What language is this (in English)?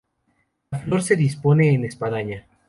Spanish